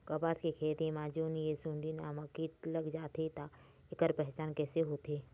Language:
Chhattisgarhi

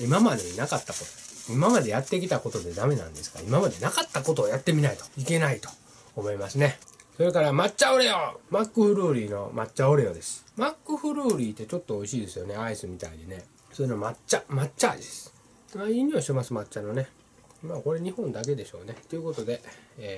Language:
Japanese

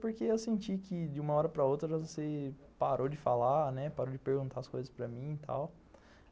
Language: Portuguese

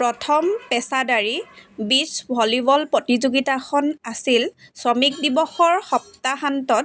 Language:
Assamese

